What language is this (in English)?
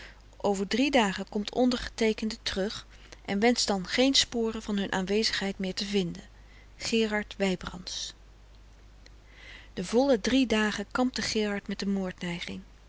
Dutch